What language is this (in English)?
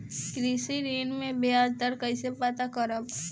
Bhojpuri